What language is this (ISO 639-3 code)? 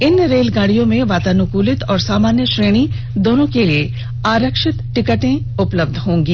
hin